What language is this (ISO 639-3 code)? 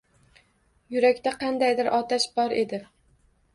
uzb